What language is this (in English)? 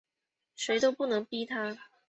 Chinese